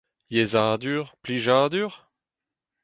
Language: Breton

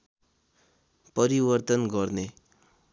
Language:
Nepali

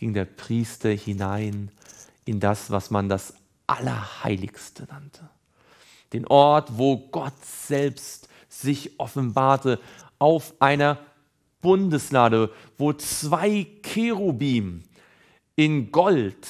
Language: German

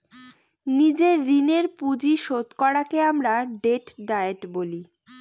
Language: Bangla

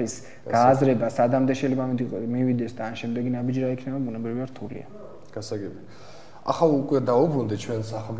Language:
Romanian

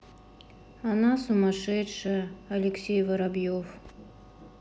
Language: Russian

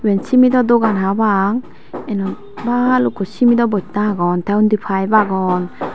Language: Chakma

